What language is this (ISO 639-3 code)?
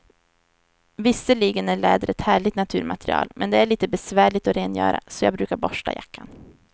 swe